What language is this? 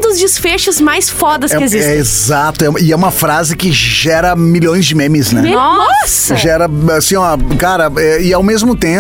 Portuguese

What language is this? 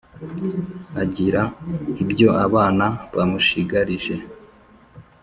Kinyarwanda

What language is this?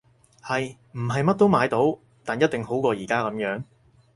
Cantonese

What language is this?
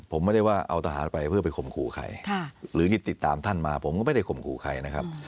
Thai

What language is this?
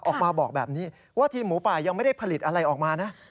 Thai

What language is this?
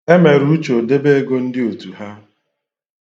Igbo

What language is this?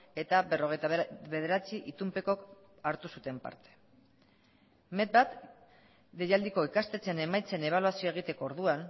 Basque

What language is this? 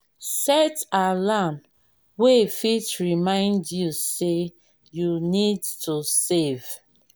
Nigerian Pidgin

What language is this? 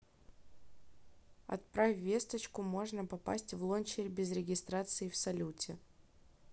Russian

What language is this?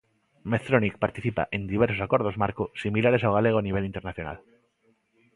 Galician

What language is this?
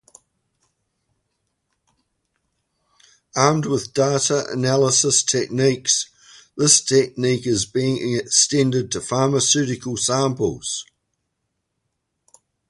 English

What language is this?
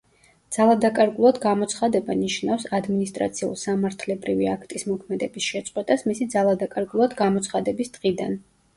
Georgian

